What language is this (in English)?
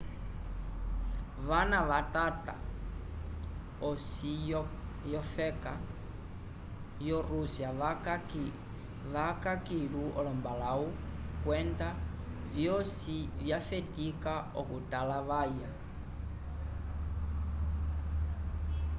Umbundu